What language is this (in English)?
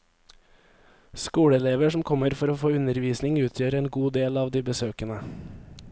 Norwegian